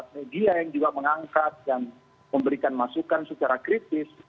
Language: Indonesian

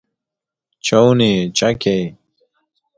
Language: Persian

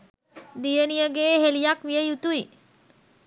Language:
Sinhala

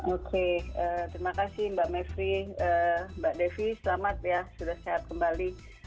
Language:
Indonesian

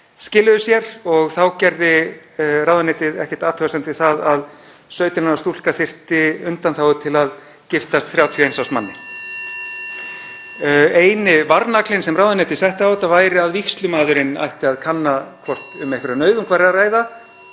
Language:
Icelandic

